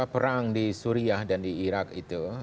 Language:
Indonesian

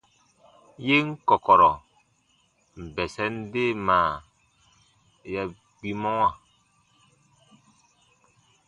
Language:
Baatonum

